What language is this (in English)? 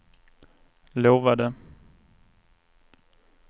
Swedish